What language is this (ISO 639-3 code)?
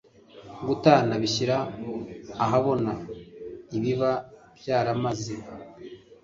kin